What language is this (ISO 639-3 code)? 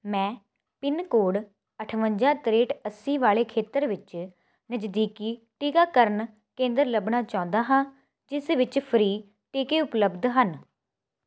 pan